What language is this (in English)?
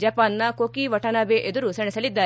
Kannada